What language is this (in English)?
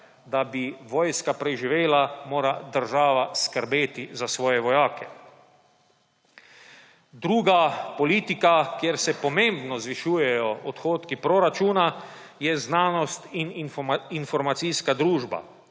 Slovenian